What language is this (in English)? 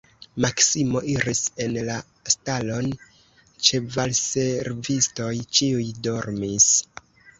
Esperanto